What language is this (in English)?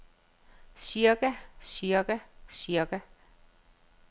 Danish